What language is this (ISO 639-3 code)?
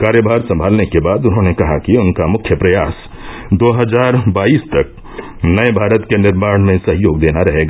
hin